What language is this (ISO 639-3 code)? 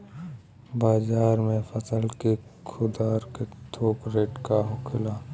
bho